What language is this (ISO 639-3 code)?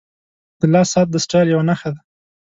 pus